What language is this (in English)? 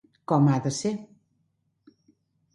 Catalan